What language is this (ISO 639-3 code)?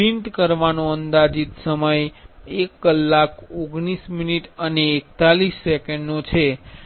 guj